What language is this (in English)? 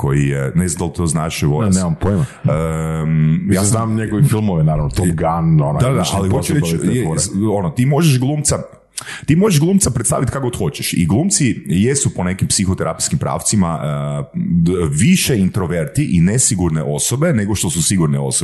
Croatian